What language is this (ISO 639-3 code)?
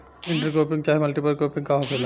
bho